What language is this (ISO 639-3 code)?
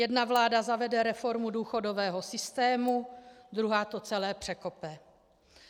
ces